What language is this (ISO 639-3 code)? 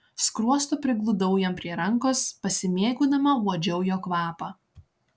lit